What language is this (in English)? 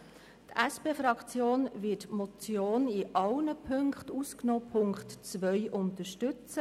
Swiss German